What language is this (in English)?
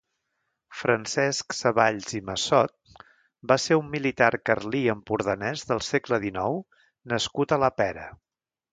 Catalan